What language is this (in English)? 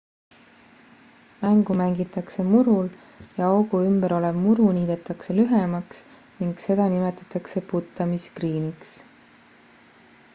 Estonian